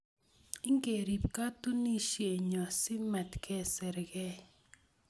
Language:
Kalenjin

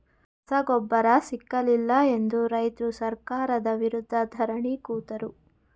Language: Kannada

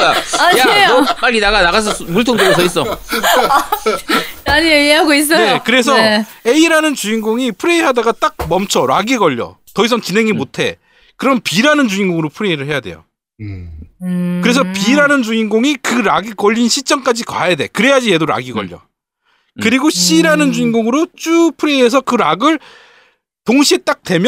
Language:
Korean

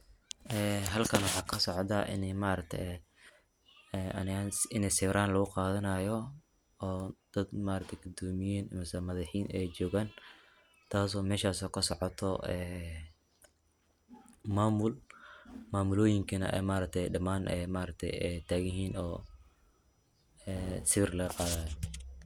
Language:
Somali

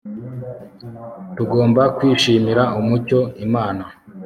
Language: Kinyarwanda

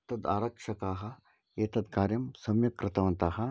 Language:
Sanskrit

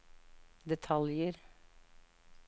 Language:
Norwegian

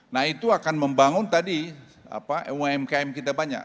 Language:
Indonesian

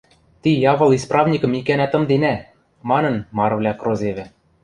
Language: Western Mari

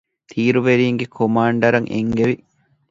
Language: Divehi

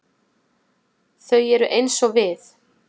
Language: Icelandic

